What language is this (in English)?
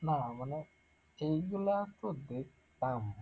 Bangla